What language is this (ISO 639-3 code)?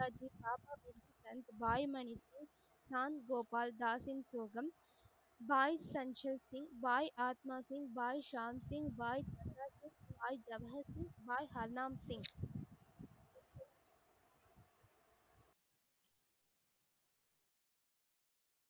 tam